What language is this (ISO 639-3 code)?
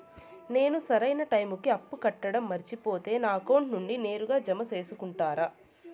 tel